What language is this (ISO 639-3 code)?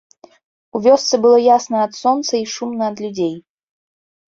bel